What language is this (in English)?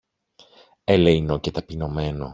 Greek